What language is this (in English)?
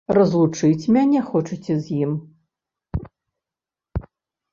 Belarusian